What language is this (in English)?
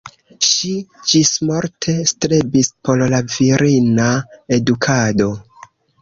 Esperanto